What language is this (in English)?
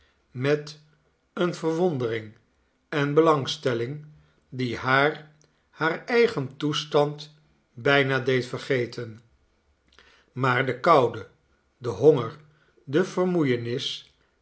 Dutch